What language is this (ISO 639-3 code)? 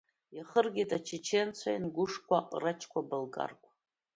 abk